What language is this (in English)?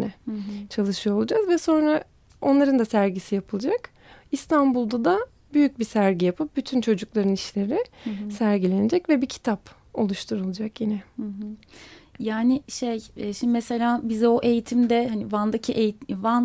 Turkish